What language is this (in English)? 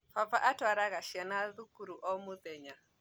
Kikuyu